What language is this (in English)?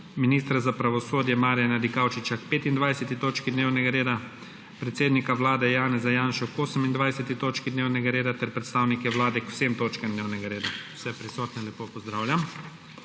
Slovenian